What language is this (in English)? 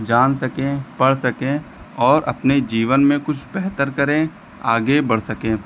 Hindi